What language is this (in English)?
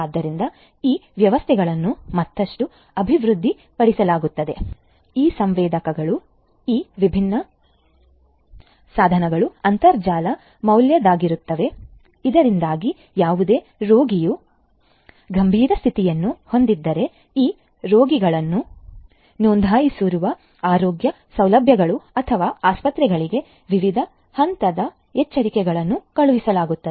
Kannada